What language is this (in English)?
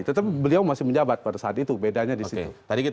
Indonesian